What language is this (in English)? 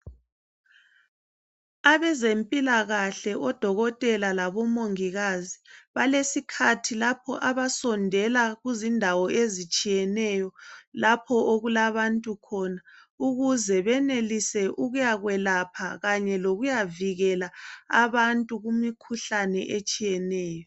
North Ndebele